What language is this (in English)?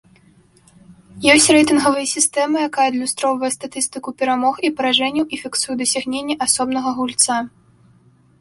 Belarusian